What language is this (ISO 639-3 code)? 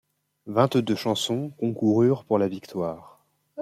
fra